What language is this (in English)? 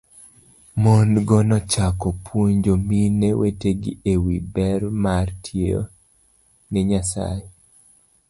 Luo (Kenya and Tanzania)